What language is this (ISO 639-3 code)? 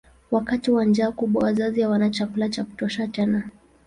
swa